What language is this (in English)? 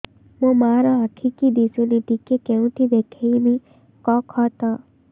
Odia